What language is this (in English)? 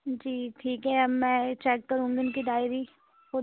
Urdu